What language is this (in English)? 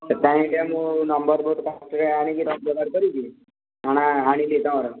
Odia